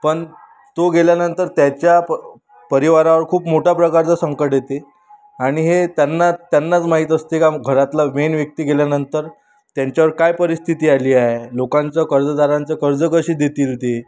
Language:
Marathi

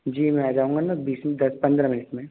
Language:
Hindi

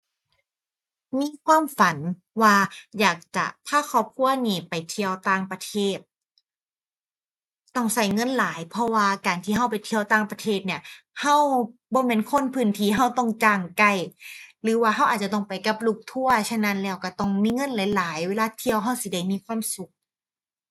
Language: Thai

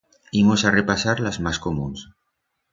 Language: Aragonese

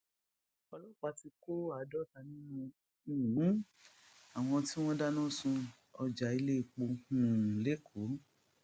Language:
Yoruba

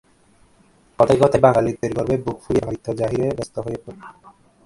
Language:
Bangla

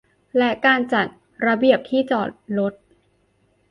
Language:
Thai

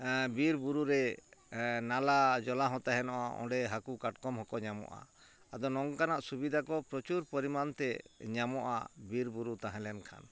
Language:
Santali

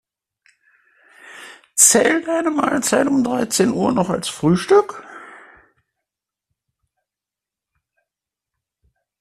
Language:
German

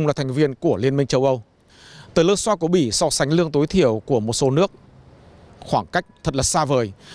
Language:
Vietnamese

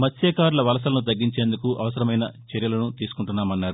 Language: Telugu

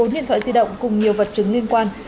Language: Vietnamese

